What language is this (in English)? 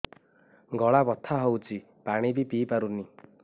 Odia